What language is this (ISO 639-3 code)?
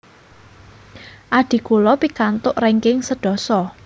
jav